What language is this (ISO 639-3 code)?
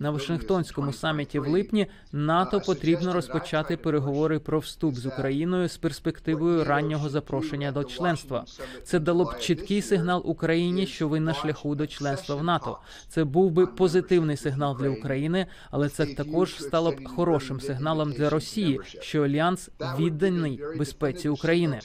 ukr